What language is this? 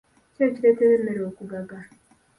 Ganda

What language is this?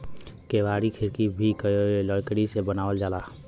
Bhojpuri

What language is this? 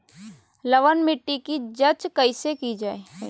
Magahi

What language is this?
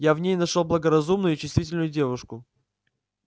Russian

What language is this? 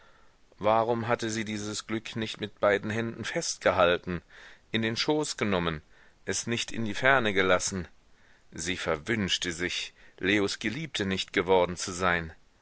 German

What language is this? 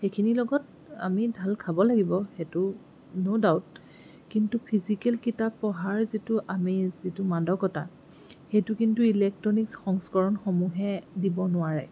Assamese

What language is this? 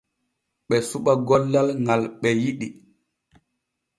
Borgu Fulfulde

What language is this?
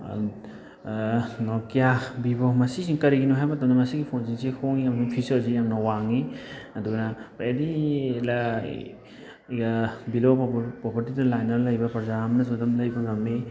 Manipuri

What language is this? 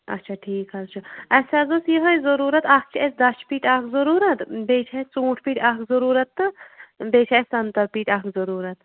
Kashmiri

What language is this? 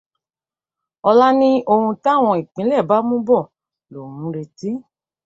Yoruba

